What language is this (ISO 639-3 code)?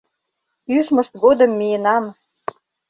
chm